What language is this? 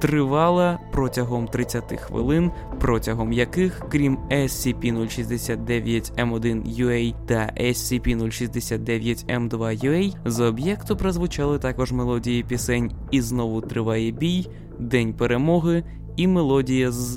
Ukrainian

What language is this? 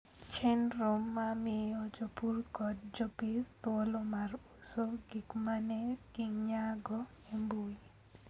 Luo (Kenya and Tanzania)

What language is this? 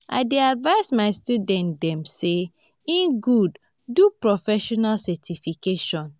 Nigerian Pidgin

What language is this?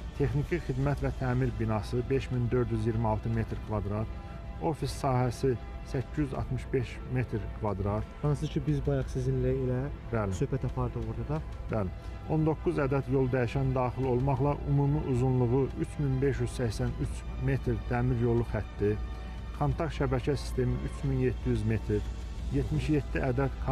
Turkish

